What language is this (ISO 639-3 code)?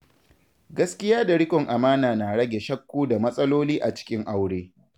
hau